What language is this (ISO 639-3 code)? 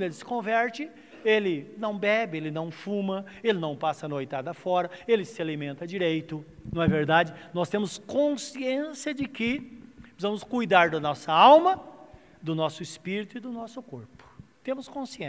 por